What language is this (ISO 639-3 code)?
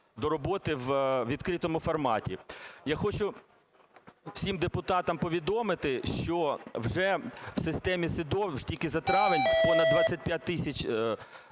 ukr